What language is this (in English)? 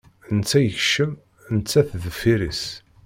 Kabyle